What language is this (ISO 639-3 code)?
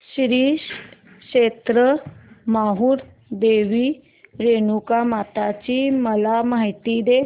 mar